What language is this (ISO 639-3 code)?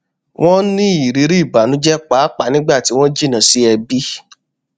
yor